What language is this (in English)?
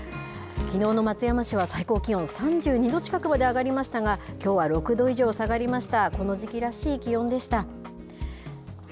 Japanese